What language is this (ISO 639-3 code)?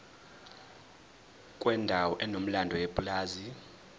zul